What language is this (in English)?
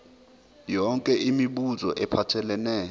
Zulu